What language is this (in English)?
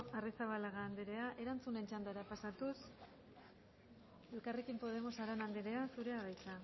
Basque